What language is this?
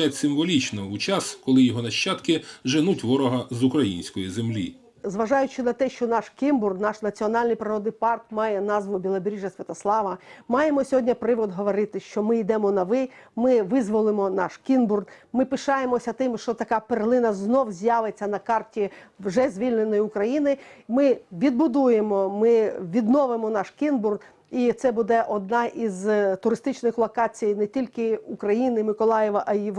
Ukrainian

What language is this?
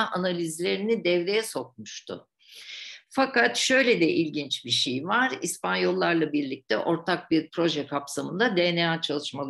Turkish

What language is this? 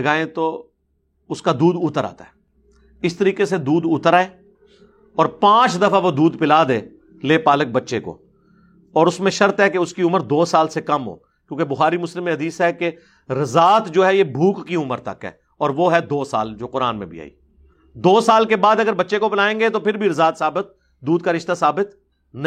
Urdu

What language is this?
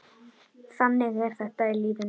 Icelandic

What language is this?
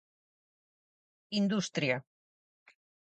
Galician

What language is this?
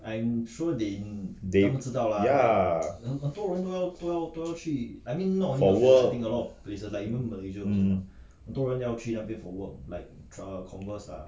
English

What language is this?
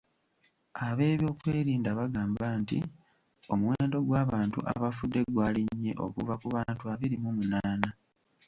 Ganda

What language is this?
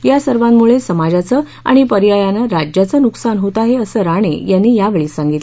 Marathi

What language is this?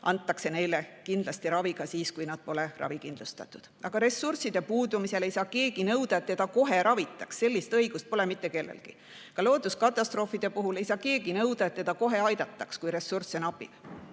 Estonian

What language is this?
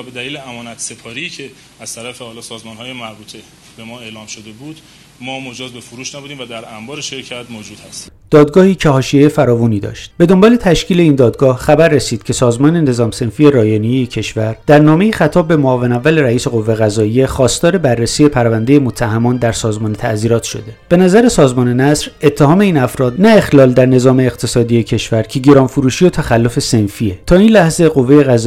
Persian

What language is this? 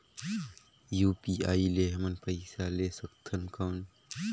Chhattisgarhi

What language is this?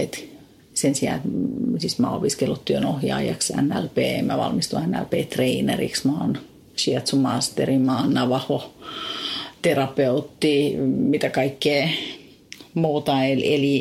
Finnish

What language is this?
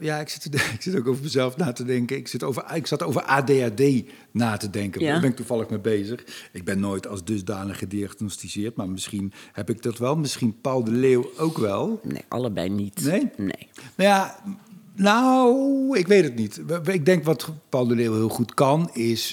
Dutch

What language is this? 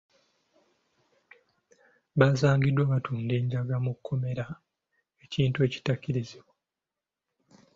Ganda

